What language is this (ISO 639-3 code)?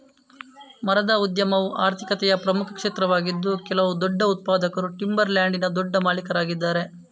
kan